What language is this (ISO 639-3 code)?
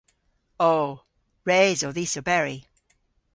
cor